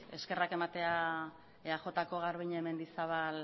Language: Basque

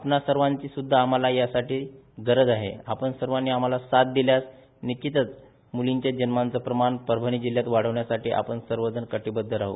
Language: Marathi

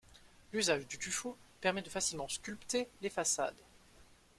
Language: French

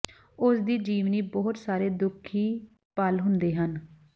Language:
Punjabi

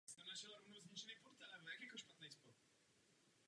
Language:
Czech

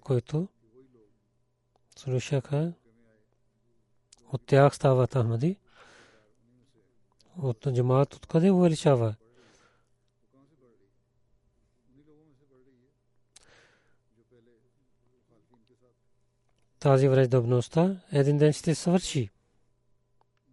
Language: Bulgarian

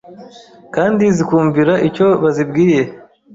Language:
Kinyarwanda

